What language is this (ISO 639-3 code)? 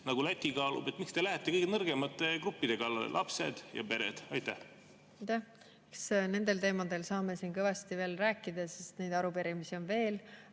est